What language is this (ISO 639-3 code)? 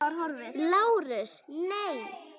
isl